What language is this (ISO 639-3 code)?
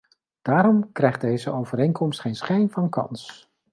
nld